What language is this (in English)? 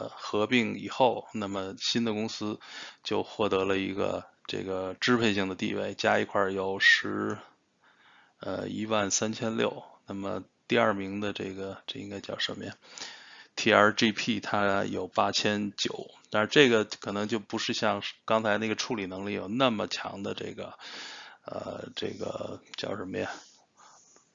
Chinese